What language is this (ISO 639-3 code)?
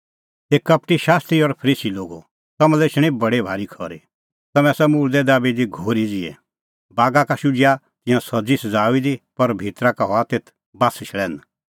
kfx